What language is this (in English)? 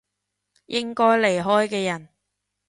Cantonese